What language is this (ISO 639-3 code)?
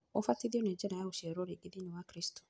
kik